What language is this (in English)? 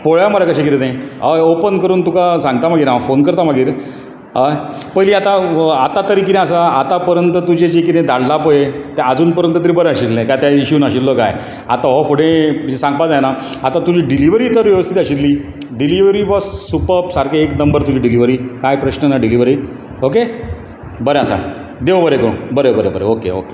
Konkani